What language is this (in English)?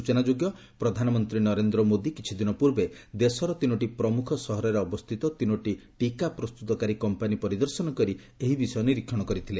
Odia